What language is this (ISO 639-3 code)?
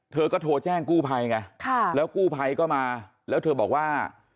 tha